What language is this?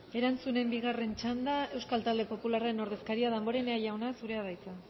Basque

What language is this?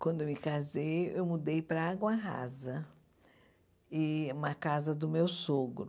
Portuguese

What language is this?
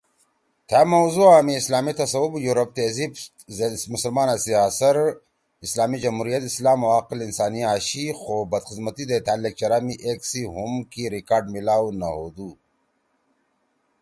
Torwali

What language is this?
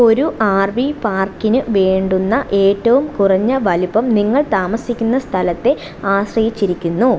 Malayalam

